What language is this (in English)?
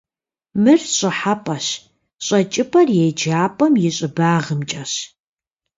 Kabardian